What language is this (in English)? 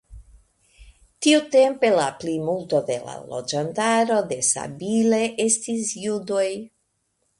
Esperanto